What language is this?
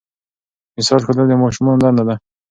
Pashto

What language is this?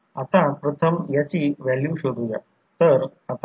Marathi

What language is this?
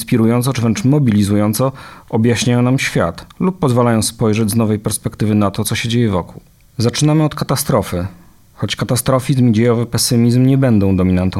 Polish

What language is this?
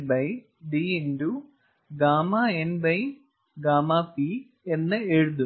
Malayalam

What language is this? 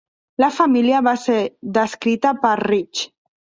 Catalan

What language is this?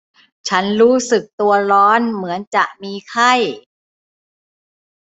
Thai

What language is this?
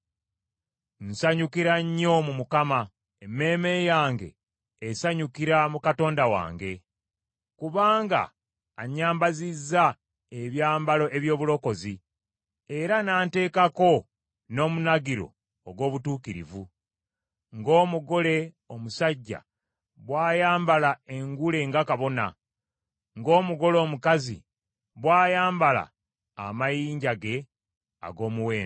Ganda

